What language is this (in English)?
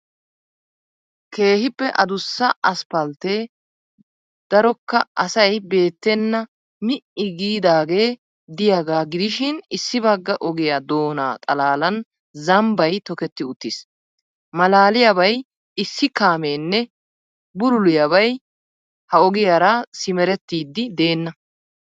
Wolaytta